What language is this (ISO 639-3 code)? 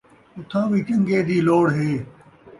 skr